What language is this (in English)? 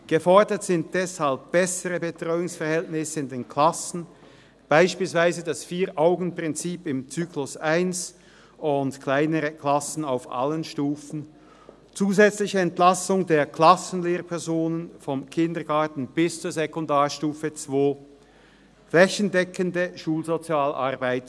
Swiss German